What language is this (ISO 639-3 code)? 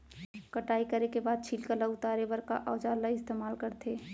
hne